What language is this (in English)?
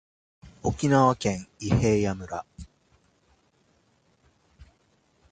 Japanese